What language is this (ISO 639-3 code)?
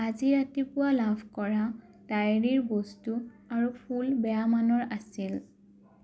asm